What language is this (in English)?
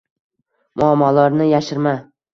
Uzbek